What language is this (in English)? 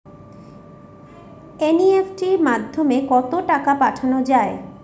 Bangla